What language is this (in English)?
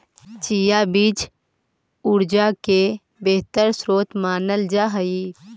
Magahi